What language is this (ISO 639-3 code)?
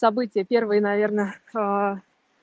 rus